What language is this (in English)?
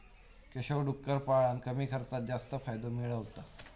Marathi